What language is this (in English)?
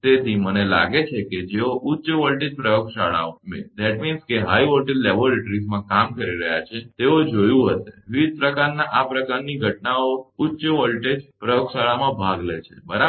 Gujarati